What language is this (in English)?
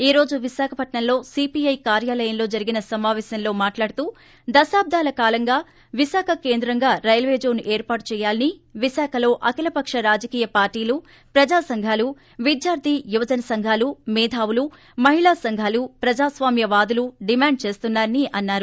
Telugu